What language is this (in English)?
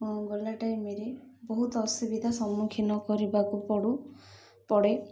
Odia